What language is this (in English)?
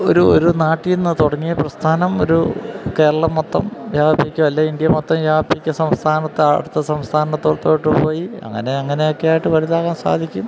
Malayalam